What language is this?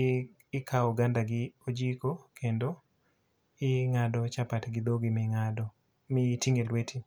Luo (Kenya and Tanzania)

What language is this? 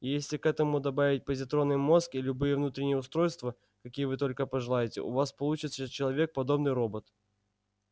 Russian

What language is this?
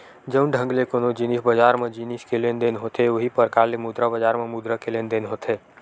Chhattisgarhi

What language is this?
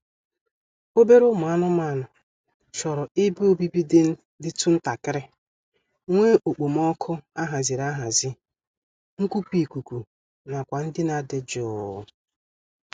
Igbo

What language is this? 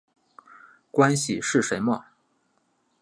Chinese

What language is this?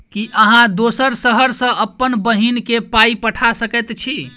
Maithili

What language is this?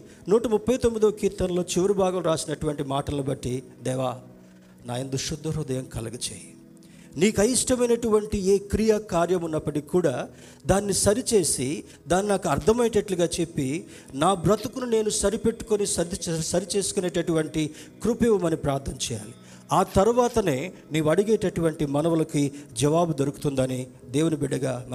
Telugu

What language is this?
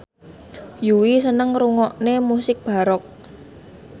Javanese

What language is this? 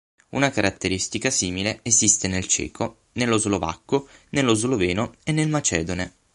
Italian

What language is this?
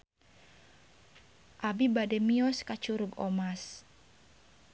Sundanese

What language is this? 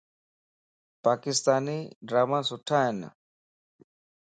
Lasi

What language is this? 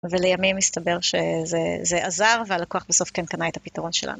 Hebrew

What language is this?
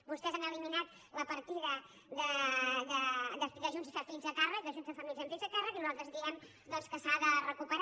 Catalan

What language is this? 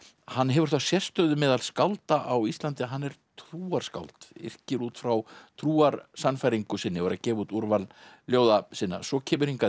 Icelandic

